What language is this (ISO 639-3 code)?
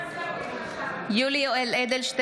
heb